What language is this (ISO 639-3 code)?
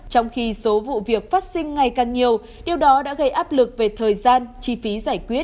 vie